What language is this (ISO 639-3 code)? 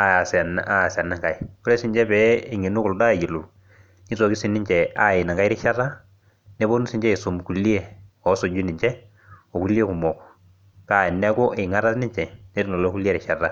mas